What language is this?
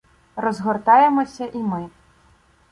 Ukrainian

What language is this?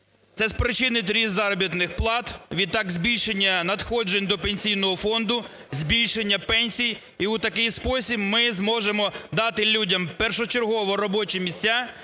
Ukrainian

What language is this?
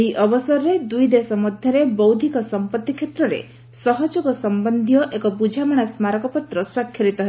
Odia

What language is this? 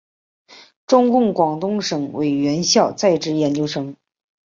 Chinese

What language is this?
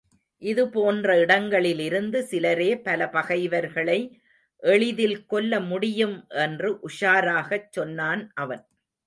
Tamil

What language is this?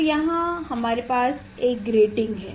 Hindi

